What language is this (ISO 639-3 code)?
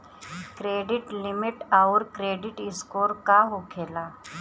bho